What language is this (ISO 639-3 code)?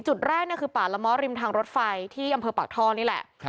tha